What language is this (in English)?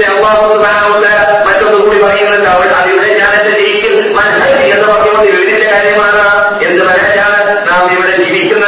Malayalam